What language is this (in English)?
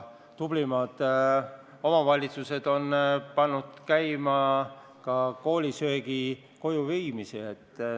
Estonian